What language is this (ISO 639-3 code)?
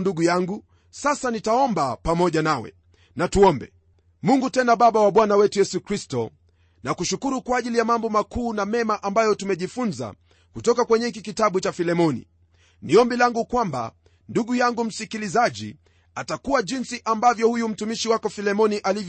swa